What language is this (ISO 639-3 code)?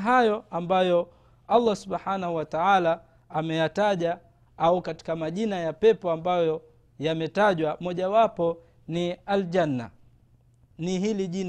swa